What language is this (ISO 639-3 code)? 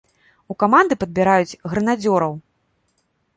bel